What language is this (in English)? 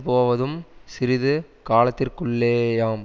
Tamil